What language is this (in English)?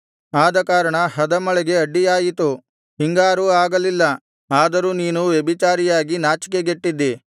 Kannada